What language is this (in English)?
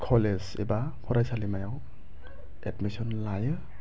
Bodo